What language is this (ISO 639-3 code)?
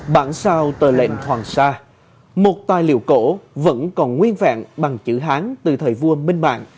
vie